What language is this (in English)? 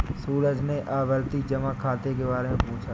Hindi